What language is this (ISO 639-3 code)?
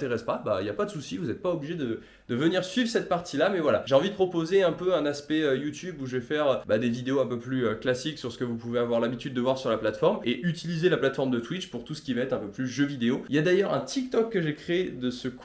fra